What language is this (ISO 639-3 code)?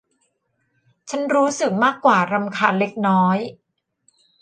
tha